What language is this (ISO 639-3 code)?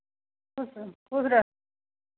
mai